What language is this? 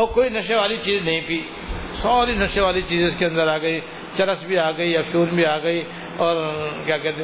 Urdu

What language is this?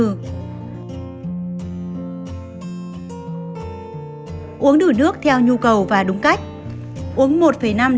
Vietnamese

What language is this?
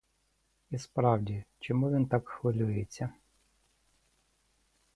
Ukrainian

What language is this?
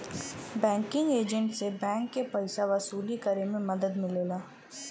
Bhojpuri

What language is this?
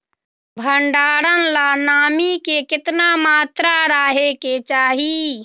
Magahi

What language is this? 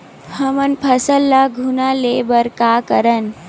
Chhattisgarhi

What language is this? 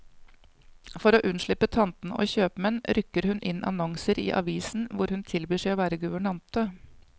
Norwegian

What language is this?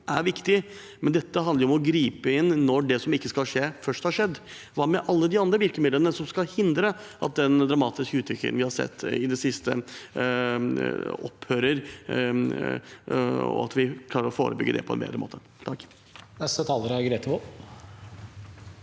Norwegian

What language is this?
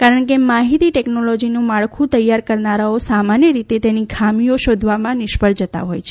Gujarati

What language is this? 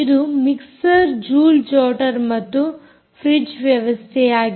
Kannada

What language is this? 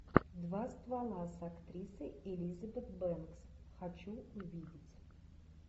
Russian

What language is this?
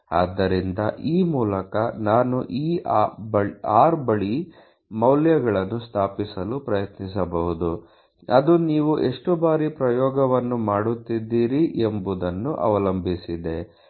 Kannada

